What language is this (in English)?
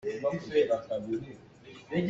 Hakha Chin